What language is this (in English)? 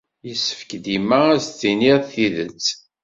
Kabyle